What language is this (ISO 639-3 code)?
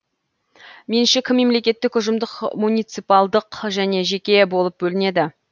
kaz